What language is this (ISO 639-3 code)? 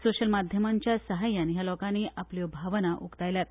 kok